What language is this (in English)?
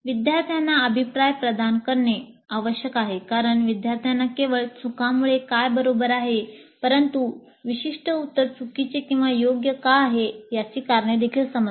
Marathi